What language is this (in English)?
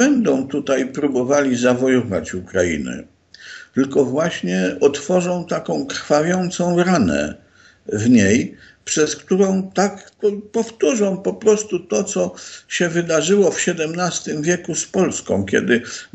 Polish